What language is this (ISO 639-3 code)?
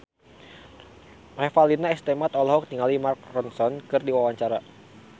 sun